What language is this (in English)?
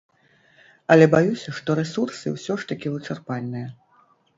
Belarusian